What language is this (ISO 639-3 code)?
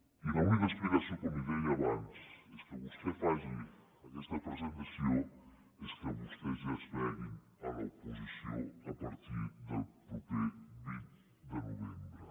cat